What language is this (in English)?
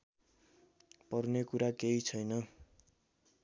Nepali